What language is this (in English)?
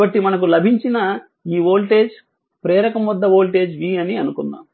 Telugu